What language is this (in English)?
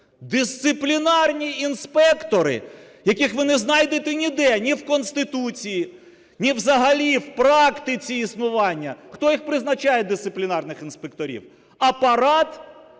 Ukrainian